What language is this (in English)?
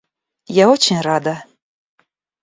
Russian